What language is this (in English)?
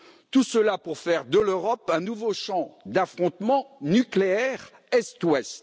French